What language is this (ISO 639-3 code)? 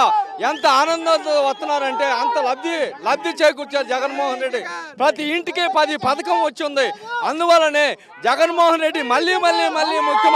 tel